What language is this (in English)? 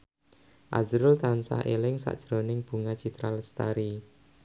Javanese